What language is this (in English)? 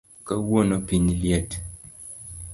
Luo (Kenya and Tanzania)